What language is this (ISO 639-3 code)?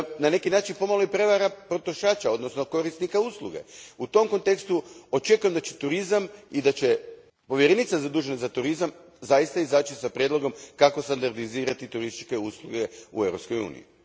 hrv